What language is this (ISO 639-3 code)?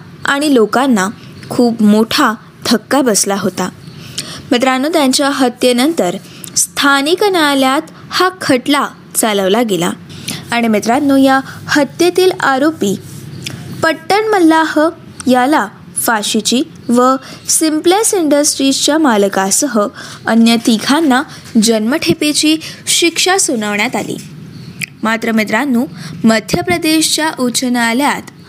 mar